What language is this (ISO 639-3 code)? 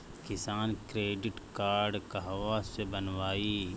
bho